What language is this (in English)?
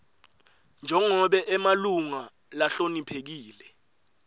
Swati